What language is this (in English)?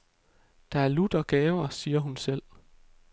Danish